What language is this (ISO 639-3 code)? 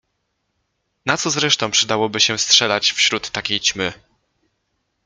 pol